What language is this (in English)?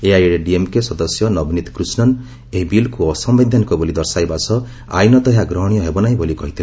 Odia